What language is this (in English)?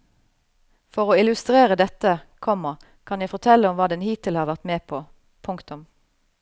Norwegian